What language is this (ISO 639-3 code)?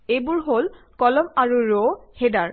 asm